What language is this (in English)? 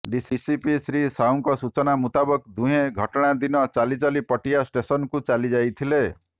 Odia